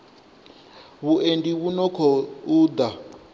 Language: Venda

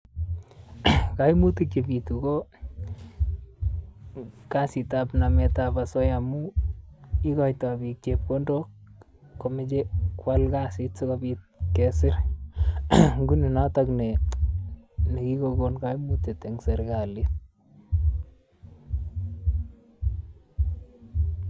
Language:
Kalenjin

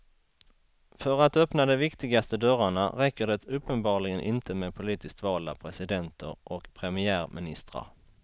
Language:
Swedish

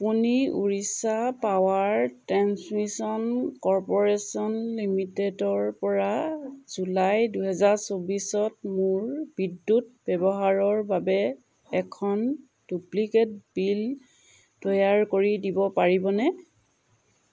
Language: Assamese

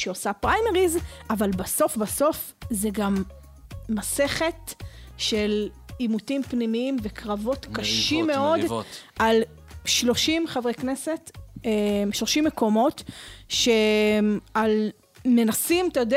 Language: Hebrew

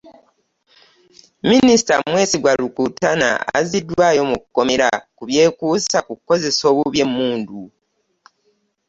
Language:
Ganda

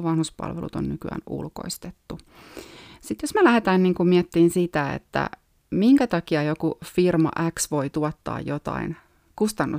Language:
Finnish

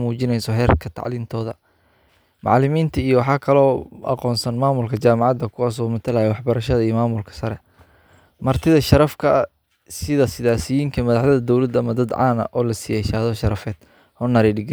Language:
Somali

